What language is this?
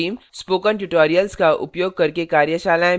Hindi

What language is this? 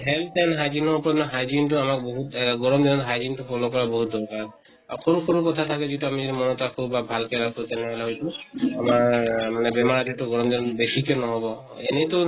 Assamese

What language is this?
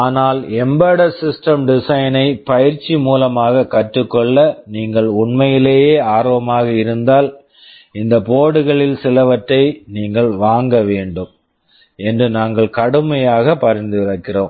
Tamil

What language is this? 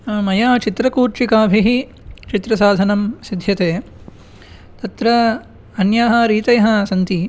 Sanskrit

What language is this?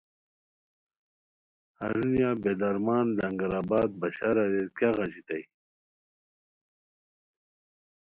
Khowar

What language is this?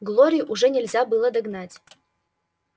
Russian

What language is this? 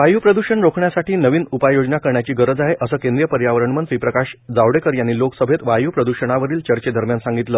Marathi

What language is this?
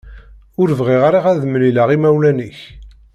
Kabyle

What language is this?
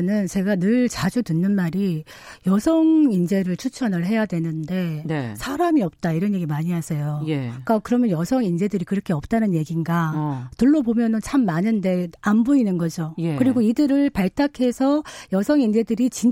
Korean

